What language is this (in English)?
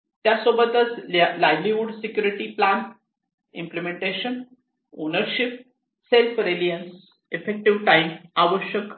Marathi